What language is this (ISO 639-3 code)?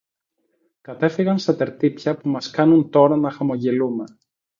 ell